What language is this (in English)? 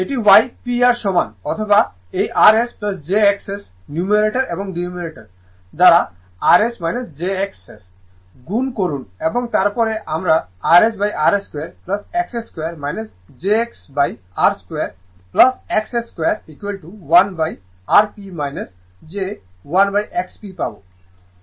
Bangla